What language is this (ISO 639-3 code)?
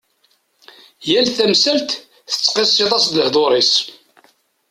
kab